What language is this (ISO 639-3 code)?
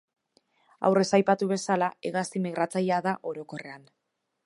eus